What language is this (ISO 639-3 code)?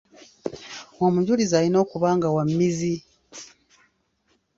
lug